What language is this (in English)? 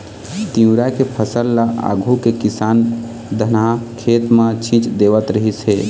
Chhattisgarhi